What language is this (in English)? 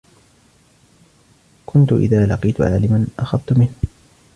Arabic